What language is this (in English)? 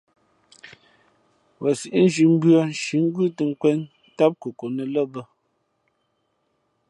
Fe'fe'